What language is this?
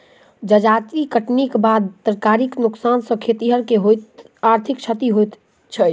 Maithili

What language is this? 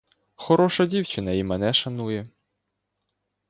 Ukrainian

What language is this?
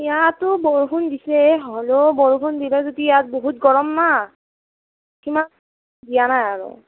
Assamese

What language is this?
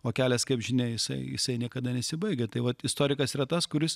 Lithuanian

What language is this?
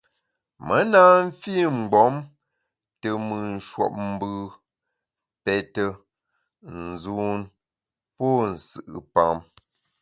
Bamun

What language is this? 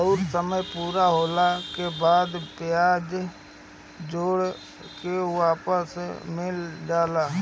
Bhojpuri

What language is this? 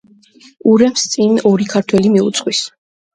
Georgian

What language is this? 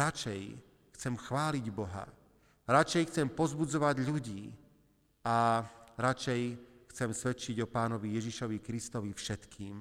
Slovak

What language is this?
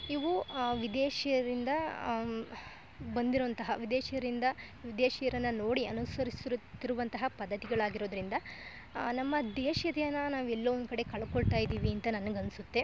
Kannada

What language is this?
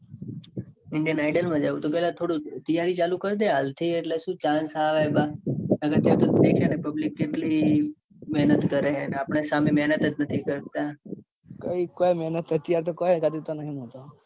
Gujarati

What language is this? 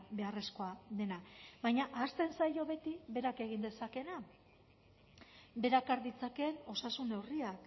Basque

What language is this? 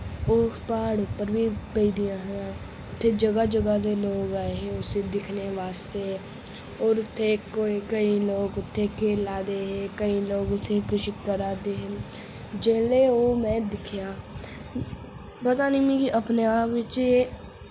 Dogri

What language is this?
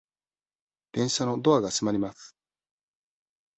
Japanese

